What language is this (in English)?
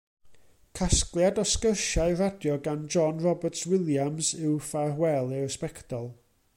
Welsh